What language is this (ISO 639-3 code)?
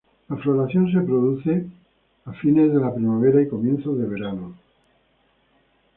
spa